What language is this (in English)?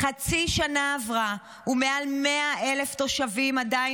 Hebrew